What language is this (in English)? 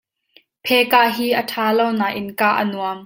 Hakha Chin